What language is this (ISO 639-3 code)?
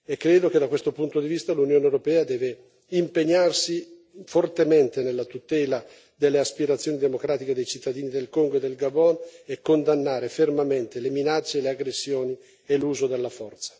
ita